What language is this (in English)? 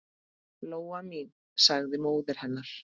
Icelandic